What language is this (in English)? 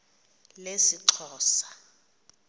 Xhosa